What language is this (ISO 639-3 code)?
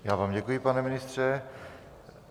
ces